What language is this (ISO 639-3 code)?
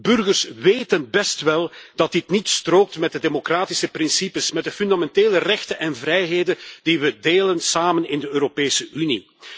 nld